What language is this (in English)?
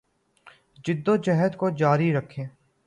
Urdu